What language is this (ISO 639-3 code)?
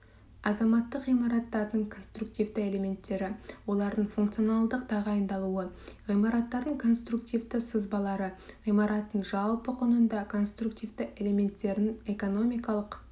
kaz